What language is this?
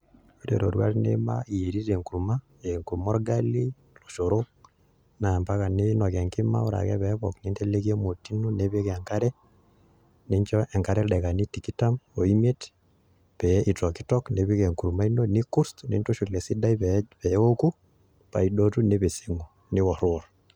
Masai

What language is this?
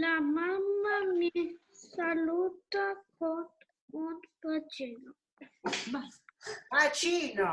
Italian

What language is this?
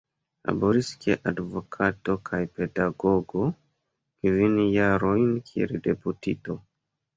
Esperanto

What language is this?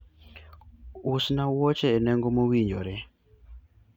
Luo (Kenya and Tanzania)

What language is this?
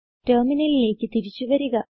Malayalam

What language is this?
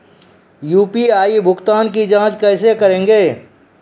Maithili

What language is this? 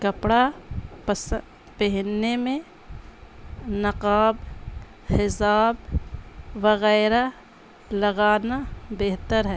Urdu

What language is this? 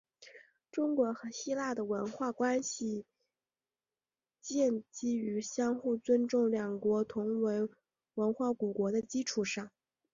Chinese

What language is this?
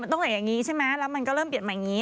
Thai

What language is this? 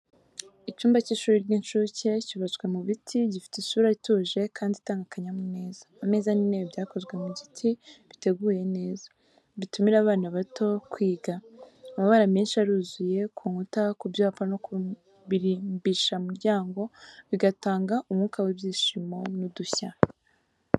Kinyarwanda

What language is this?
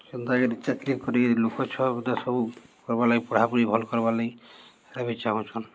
Odia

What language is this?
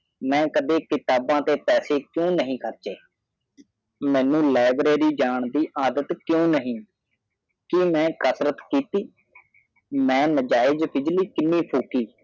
Punjabi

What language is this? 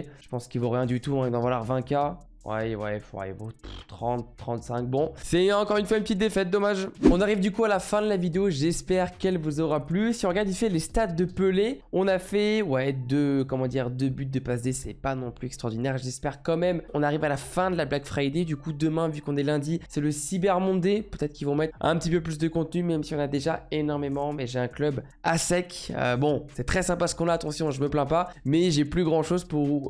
French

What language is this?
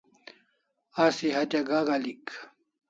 Kalasha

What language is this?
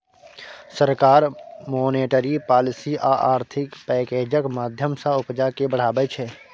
Maithili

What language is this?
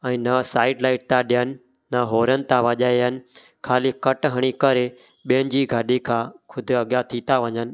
Sindhi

